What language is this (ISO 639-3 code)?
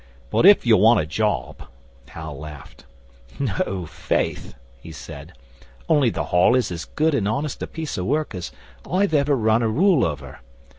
eng